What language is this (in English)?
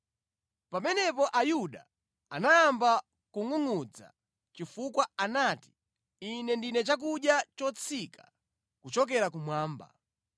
Nyanja